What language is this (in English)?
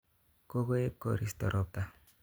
Kalenjin